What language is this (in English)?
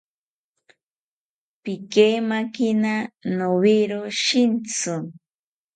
South Ucayali Ashéninka